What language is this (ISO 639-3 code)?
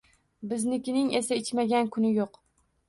uzb